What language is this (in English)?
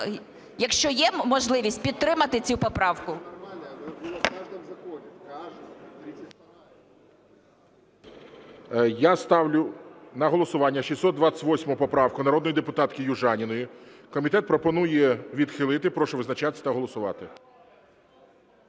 Ukrainian